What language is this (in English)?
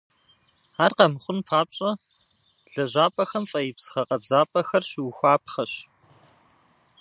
Kabardian